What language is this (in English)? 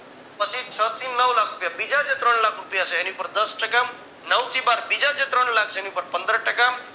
Gujarati